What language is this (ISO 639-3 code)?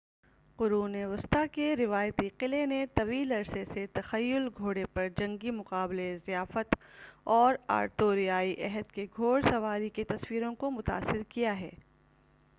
urd